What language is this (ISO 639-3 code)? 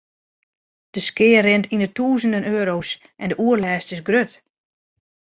fry